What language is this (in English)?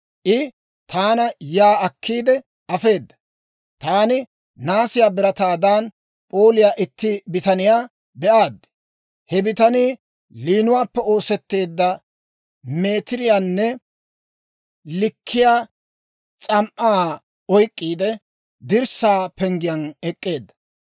Dawro